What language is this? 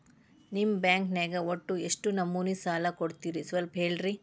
Kannada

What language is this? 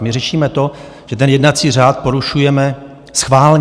Czech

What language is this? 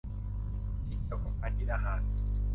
Thai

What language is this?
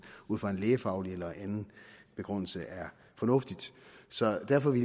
Danish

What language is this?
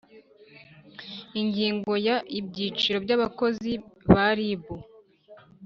Kinyarwanda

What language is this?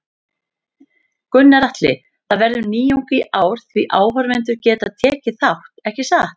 Icelandic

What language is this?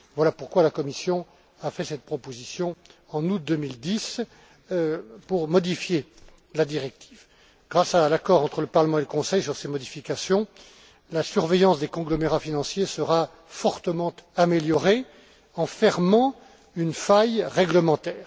French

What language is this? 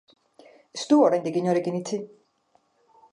Basque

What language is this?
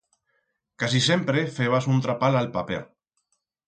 Aragonese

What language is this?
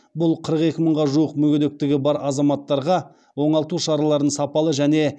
Kazakh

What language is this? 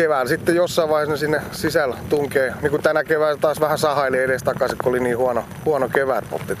Finnish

